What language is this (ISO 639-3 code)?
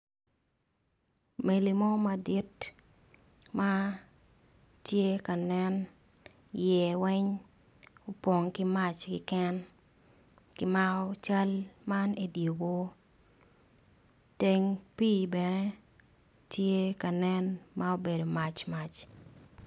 ach